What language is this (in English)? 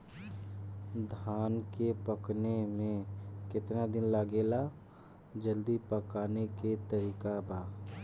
Bhojpuri